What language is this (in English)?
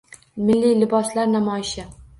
Uzbek